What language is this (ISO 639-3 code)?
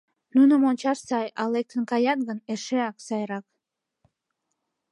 chm